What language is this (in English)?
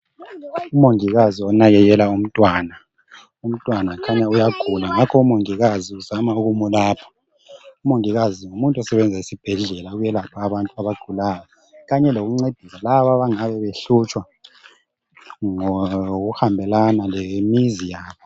North Ndebele